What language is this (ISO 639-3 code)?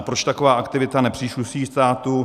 ces